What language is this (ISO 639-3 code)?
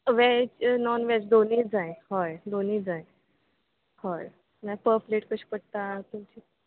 kok